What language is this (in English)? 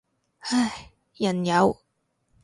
Cantonese